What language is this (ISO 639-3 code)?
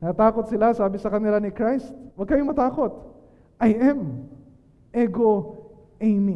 fil